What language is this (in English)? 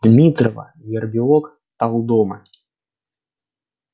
Russian